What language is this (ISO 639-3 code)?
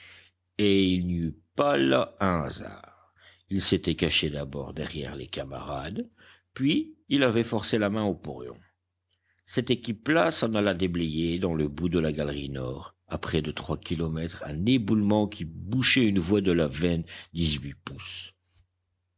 fra